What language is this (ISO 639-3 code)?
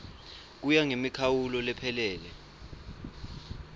ssw